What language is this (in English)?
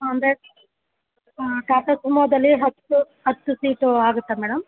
Kannada